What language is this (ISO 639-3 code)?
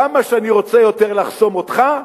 heb